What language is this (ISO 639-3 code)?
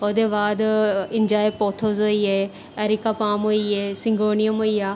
doi